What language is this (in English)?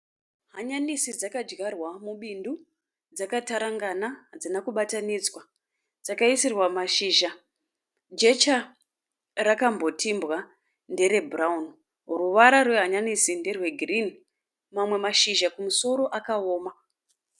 Shona